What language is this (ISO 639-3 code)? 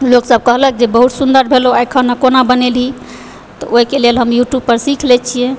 mai